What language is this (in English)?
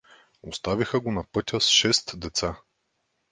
Bulgarian